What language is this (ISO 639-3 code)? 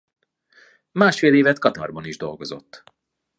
hun